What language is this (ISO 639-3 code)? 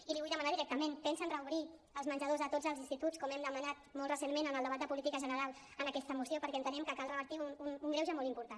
cat